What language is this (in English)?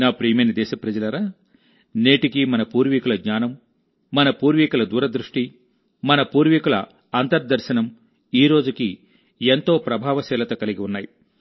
Telugu